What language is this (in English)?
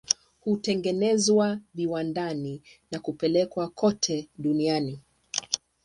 Swahili